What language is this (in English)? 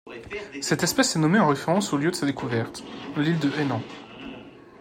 French